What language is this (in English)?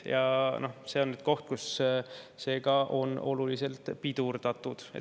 Estonian